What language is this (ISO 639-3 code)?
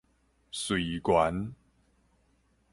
nan